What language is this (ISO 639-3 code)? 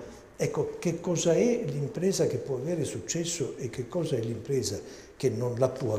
ita